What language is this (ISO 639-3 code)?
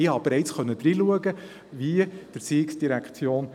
gsw